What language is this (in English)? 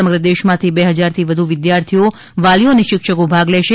Gujarati